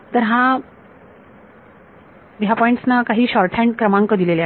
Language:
Marathi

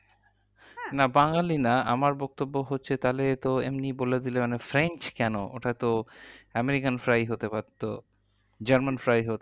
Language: Bangla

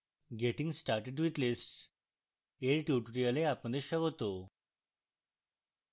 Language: Bangla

